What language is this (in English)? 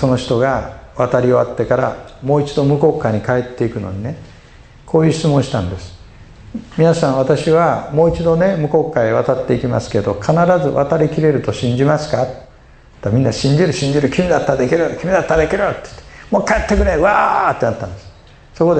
Japanese